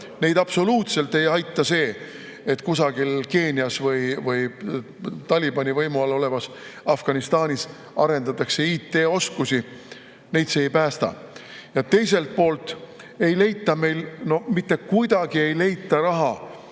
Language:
Estonian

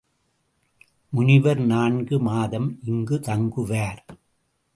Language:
Tamil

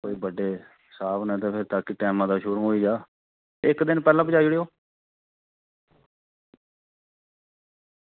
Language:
Dogri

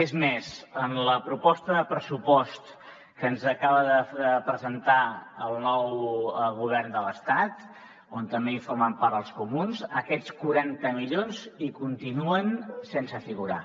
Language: Catalan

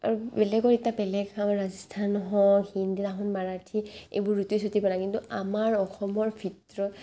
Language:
Assamese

